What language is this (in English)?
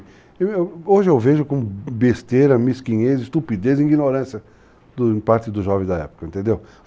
Portuguese